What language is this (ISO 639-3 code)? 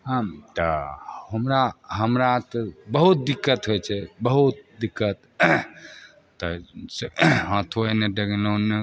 mai